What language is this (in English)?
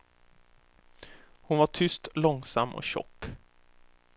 Swedish